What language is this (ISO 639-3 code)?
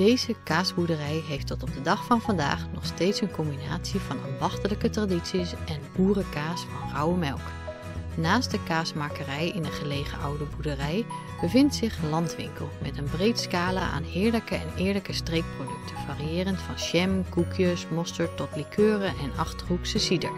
nld